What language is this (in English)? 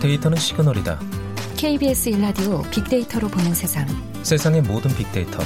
Korean